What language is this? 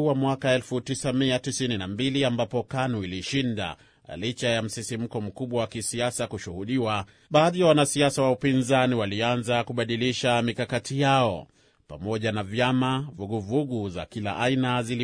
Swahili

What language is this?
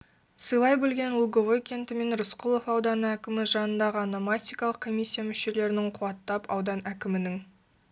Kazakh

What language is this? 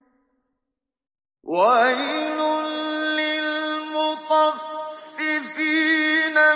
Arabic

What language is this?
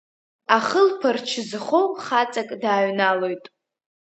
Abkhazian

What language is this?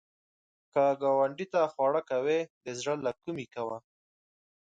Pashto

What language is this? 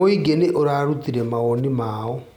Kikuyu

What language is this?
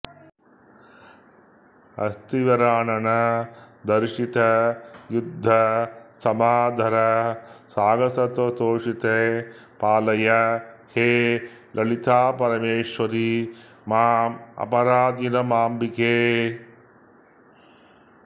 Sanskrit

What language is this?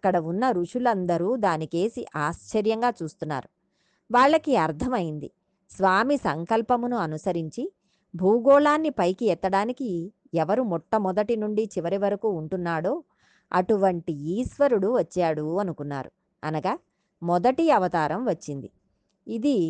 Telugu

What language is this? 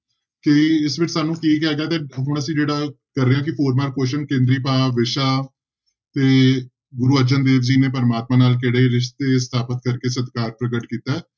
Punjabi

